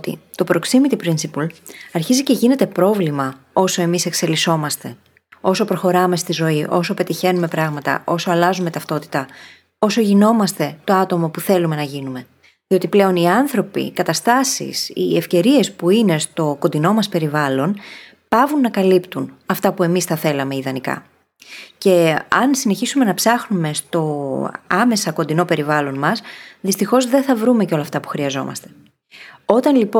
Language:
Greek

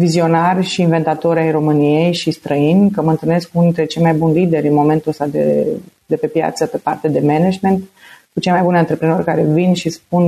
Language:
Romanian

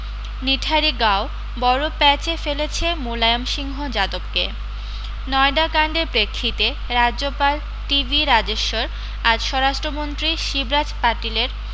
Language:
Bangla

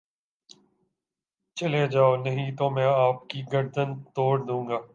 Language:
Urdu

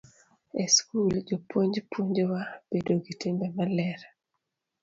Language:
Luo (Kenya and Tanzania)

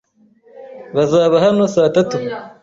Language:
Kinyarwanda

